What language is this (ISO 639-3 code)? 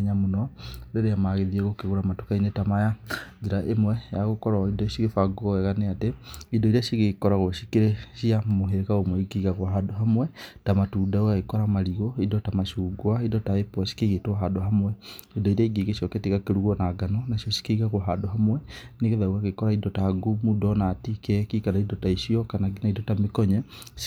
kik